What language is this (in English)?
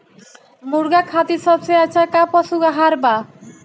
Bhojpuri